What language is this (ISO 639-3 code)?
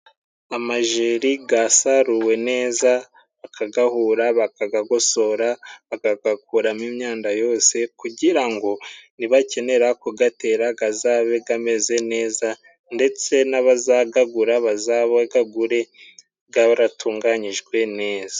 kin